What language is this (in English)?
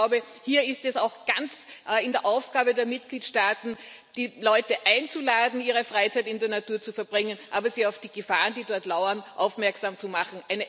German